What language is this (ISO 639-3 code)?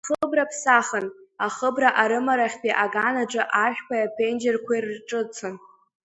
abk